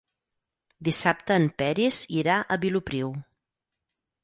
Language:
Catalan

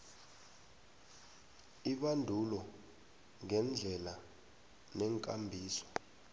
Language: South Ndebele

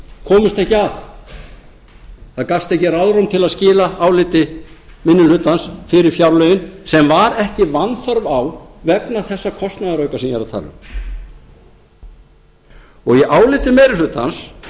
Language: Icelandic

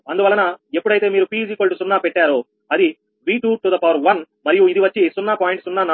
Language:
Telugu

